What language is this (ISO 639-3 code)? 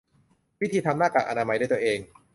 tha